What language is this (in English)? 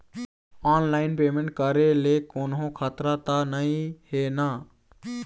Chhattisgarhi